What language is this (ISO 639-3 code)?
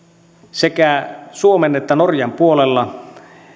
fin